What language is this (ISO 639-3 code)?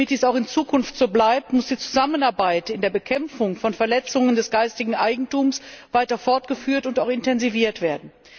deu